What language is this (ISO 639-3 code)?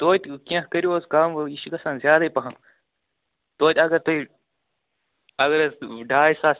kas